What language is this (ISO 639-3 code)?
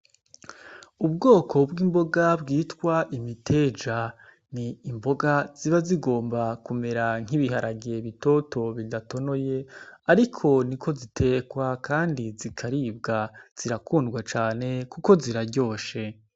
run